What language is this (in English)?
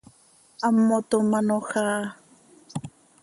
Seri